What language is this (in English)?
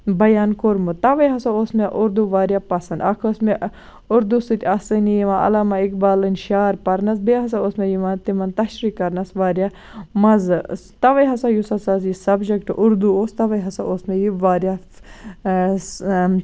Kashmiri